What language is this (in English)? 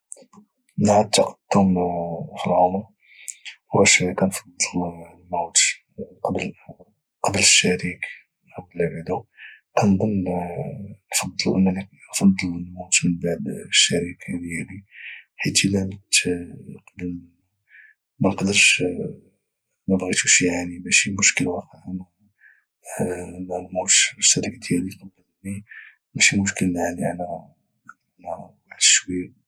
Moroccan Arabic